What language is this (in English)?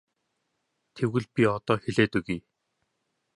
Mongolian